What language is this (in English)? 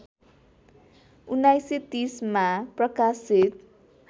Nepali